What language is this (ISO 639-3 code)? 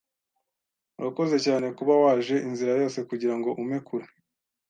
kin